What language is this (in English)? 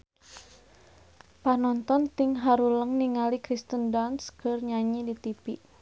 Sundanese